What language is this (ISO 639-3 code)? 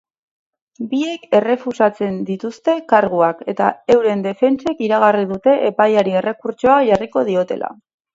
eus